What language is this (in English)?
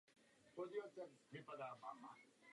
Czech